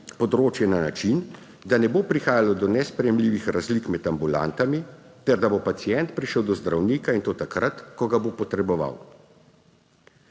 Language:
Slovenian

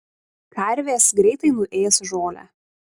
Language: Lithuanian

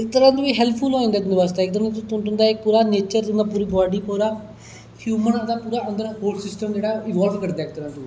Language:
Dogri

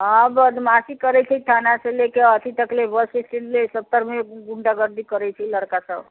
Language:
Maithili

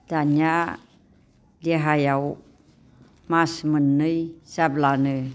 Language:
Bodo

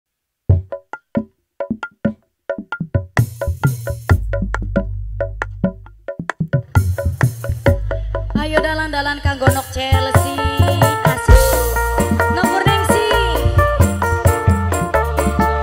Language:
Indonesian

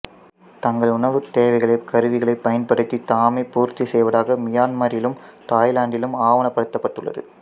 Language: Tamil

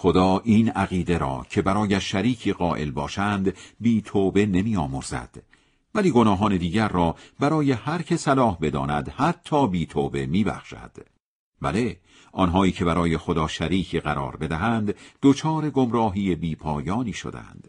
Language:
Persian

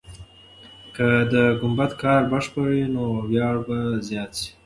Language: Pashto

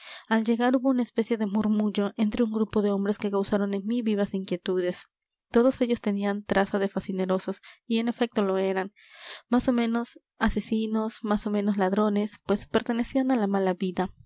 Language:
Spanish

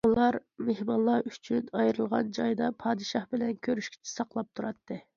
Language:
Uyghur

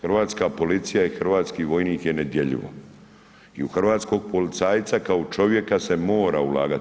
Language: Croatian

